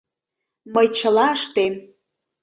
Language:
Mari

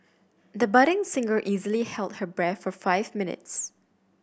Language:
English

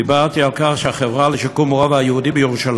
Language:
Hebrew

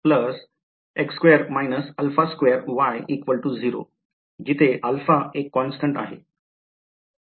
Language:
Marathi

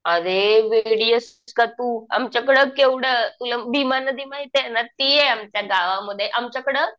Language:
Marathi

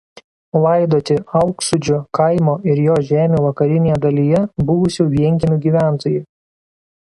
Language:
Lithuanian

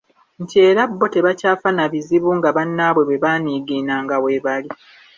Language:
Ganda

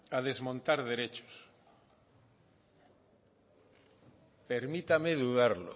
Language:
Spanish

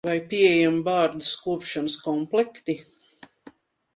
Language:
Latvian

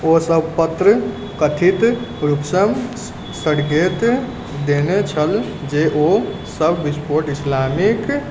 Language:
Maithili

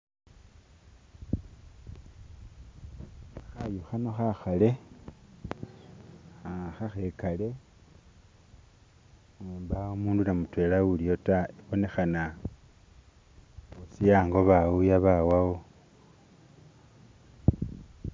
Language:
Masaaba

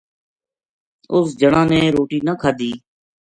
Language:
Gujari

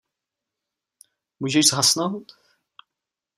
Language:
Czech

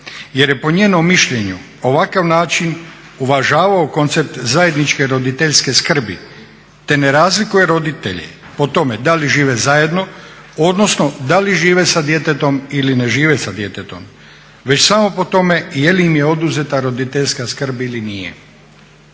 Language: Croatian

